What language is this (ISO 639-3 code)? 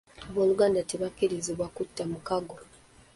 lug